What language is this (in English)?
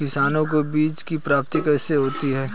Hindi